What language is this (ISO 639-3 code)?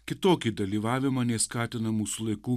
lit